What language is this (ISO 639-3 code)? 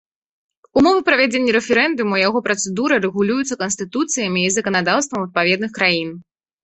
bel